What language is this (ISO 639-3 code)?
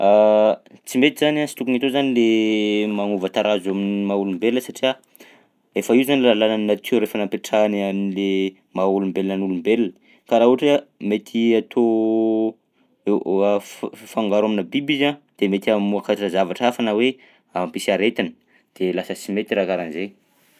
bzc